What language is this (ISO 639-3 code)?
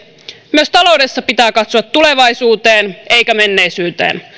fin